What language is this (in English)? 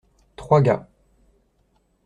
French